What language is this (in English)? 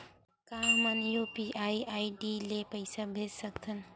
Chhattisgarhi